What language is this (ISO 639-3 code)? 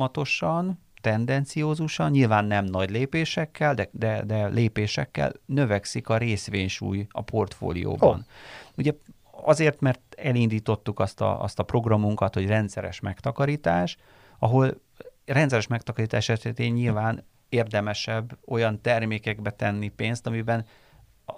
hun